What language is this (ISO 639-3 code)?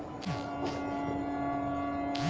bho